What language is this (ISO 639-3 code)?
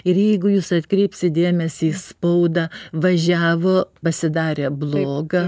lit